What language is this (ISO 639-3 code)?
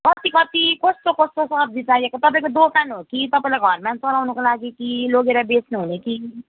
nep